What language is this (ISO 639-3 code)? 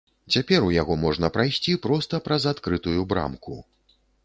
bel